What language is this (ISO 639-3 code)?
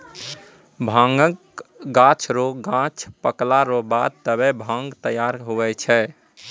mai